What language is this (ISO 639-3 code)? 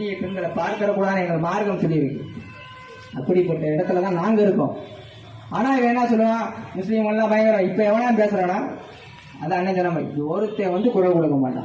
tam